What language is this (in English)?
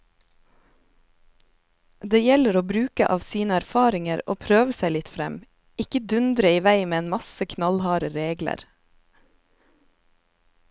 Norwegian